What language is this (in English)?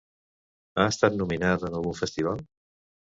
Catalan